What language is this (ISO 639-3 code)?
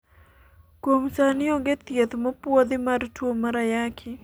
luo